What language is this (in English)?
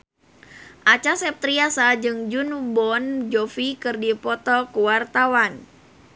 Sundanese